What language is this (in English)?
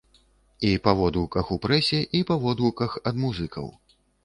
Belarusian